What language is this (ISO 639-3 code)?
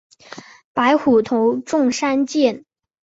zho